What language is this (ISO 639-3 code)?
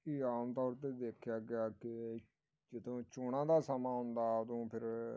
pan